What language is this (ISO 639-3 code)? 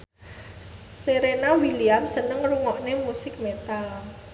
jav